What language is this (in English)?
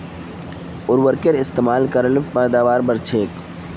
Magahi